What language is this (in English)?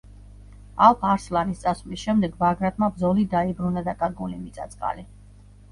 Georgian